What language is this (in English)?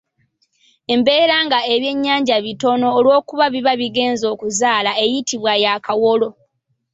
Ganda